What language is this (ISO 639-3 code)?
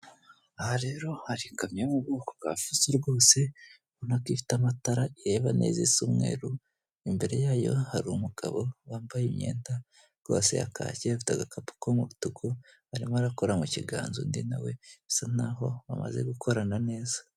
kin